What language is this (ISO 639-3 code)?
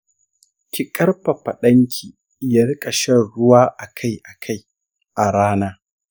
hau